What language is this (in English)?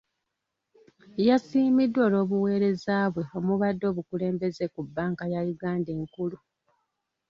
Ganda